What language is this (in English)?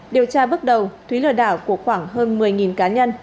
Vietnamese